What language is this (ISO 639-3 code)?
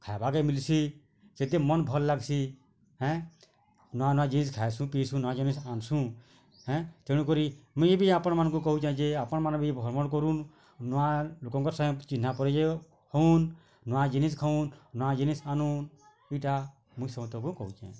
ori